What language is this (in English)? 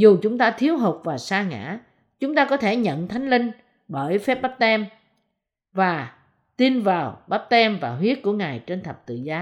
Vietnamese